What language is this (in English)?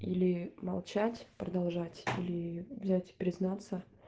Russian